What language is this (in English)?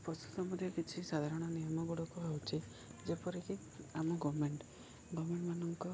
Odia